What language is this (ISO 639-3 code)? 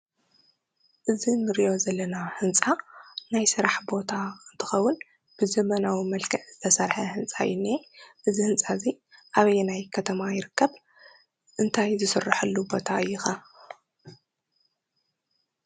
tir